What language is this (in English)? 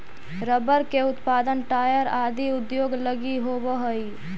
Magahi